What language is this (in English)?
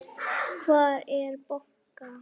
Icelandic